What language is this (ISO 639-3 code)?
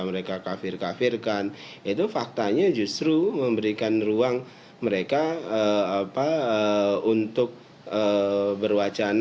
ind